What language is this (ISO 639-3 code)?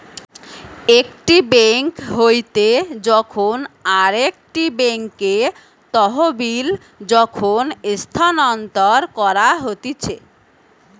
ben